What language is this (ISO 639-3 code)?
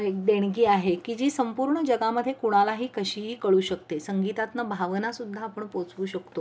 mar